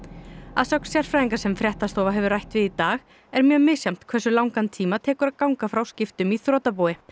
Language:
Icelandic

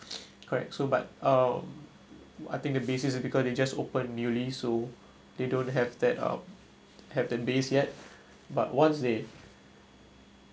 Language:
English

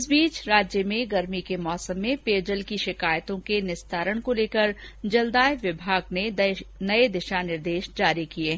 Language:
Hindi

